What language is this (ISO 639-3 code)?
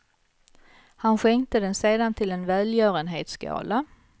swe